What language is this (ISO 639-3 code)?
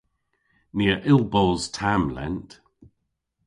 cor